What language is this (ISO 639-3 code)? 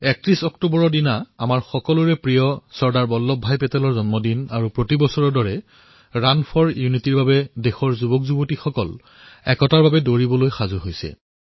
asm